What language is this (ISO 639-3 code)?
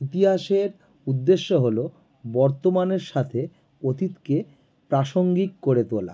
ben